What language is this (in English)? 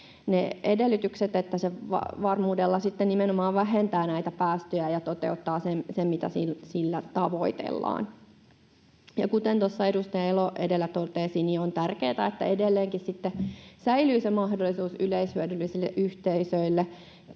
Finnish